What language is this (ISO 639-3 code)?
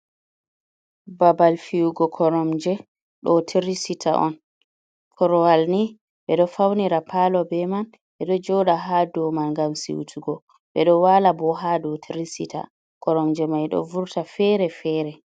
ful